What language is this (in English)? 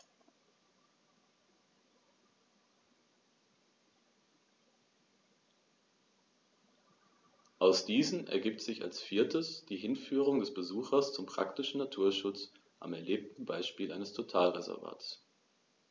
German